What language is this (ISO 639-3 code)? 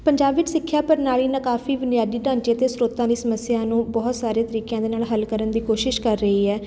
pan